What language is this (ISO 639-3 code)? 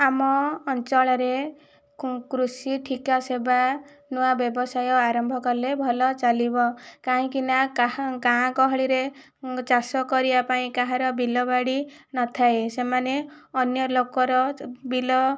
ori